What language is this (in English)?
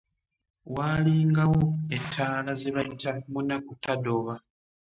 Ganda